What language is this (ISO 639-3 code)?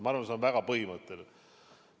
est